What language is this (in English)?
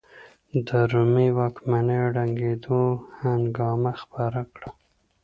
Pashto